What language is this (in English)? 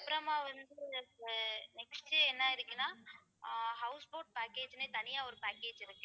Tamil